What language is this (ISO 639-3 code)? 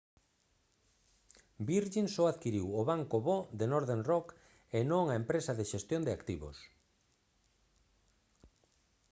glg